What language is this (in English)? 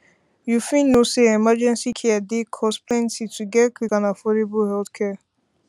Nigerian Pidgin